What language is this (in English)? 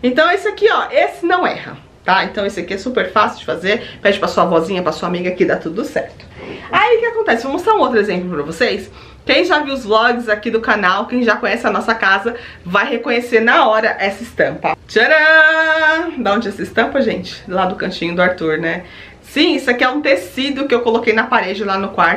Portuguese